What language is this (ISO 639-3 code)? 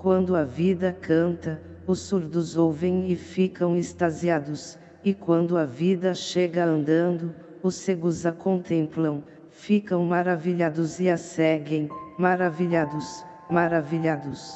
por